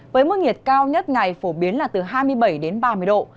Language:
Vietnamese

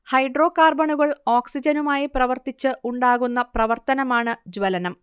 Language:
Malayalam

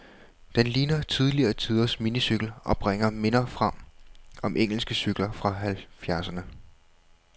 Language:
Danish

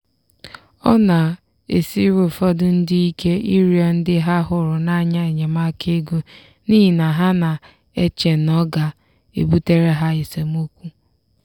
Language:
Igbo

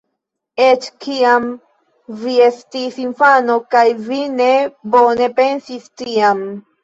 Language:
Esperanto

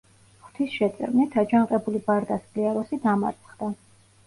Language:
Georgian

